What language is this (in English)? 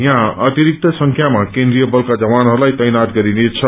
Nepali